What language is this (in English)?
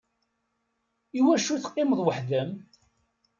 Kabyle